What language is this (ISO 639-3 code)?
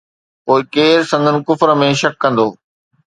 snd